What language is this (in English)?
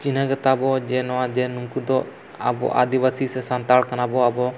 Santali